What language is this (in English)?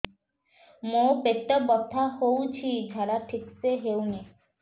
Odia